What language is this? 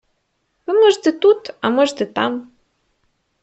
Ukrainian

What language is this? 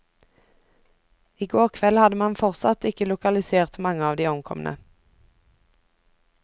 Norwegian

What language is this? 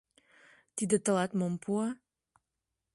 Mari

